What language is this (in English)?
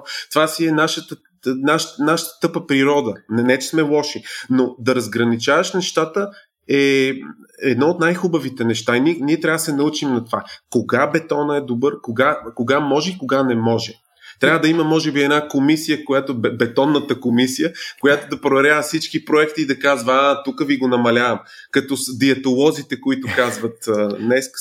Bulgarian